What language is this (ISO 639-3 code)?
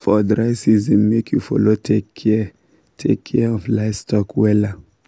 pcm